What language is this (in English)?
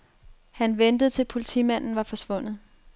Danish